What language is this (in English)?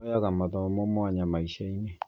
Kikuyu